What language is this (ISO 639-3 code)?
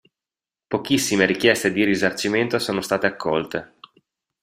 ita